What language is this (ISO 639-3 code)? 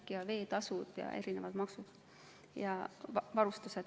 est